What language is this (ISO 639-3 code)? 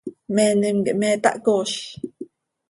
sei